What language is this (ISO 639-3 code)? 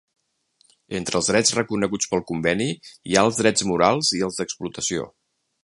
cat